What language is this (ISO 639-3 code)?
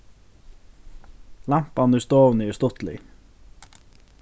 fao